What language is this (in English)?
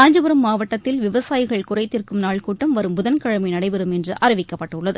Tamil